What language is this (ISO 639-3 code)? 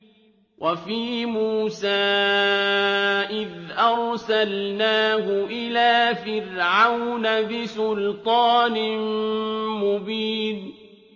ara